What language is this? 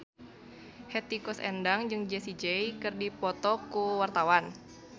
Sundanese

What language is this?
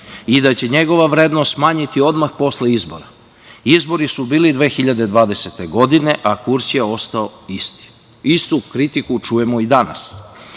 Serbian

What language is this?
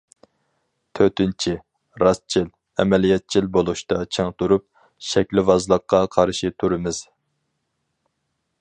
Uyghur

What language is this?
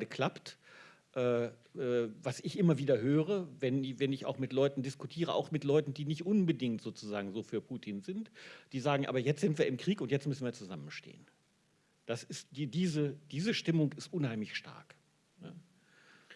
German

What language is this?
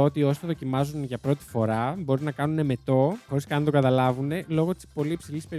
Greek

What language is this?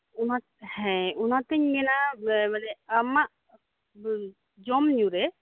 Santali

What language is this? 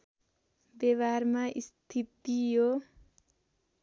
Nepali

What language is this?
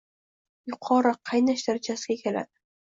Uzbek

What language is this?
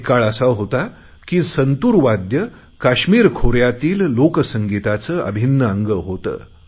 Marathi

